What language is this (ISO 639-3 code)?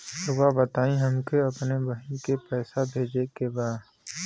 bho